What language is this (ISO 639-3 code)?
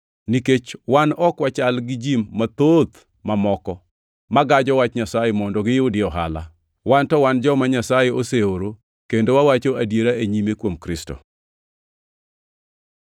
luo